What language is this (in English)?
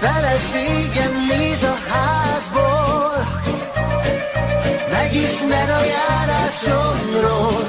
Hungarian